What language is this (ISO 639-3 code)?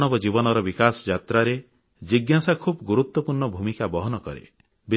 ori